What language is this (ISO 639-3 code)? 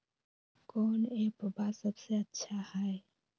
mag